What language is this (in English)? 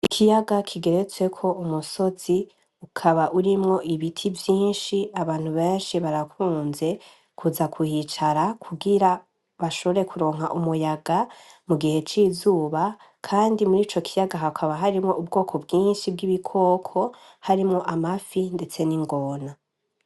Rundi